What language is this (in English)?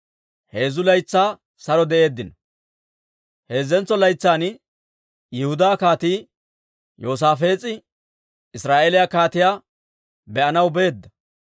Dawro